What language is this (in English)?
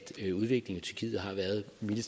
Danish